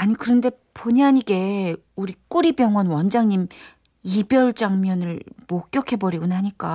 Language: Korean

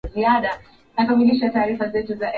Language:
Swahili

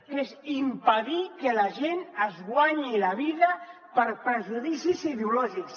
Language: Catalan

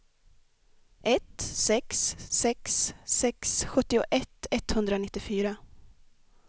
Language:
Swedish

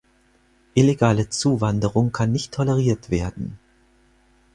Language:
German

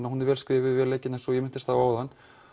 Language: Icelandic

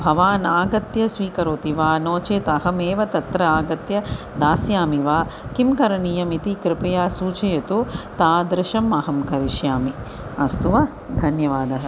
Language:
Sanskrit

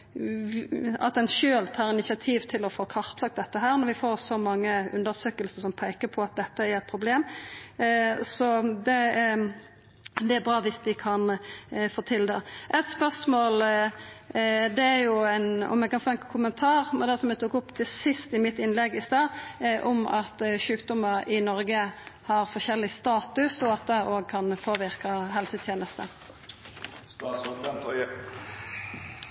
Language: Norwegian Nynorsk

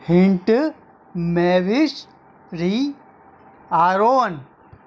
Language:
Sindhi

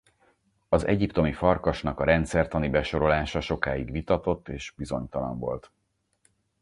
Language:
Hungarian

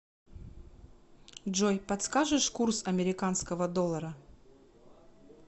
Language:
Russian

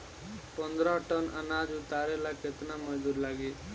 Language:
Bhojpuri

